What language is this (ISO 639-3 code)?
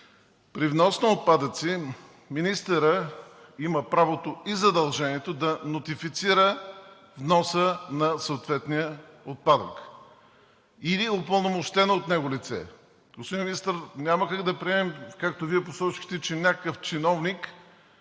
bul